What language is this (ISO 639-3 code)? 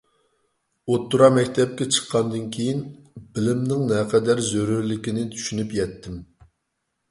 uig